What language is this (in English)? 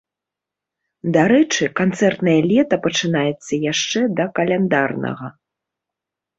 Belarusian